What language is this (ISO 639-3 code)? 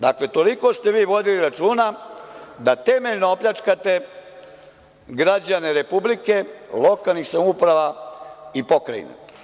srp